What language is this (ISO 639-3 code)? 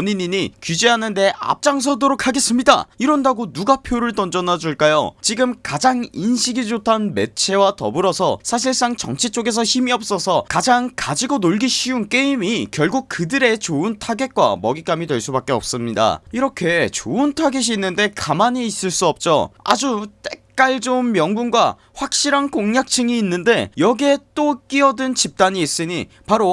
kor